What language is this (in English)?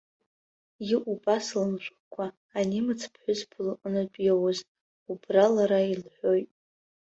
Abkhazian